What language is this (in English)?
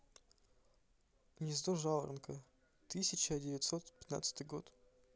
Russian